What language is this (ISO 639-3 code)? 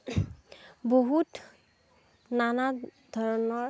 asm